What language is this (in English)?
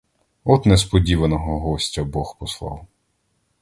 Ukrainian